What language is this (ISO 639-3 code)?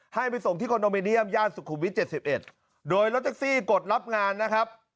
tha